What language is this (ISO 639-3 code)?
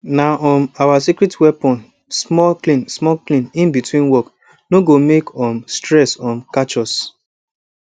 pcm